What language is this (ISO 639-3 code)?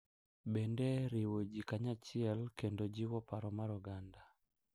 luo